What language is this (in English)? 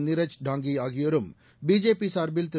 Tamil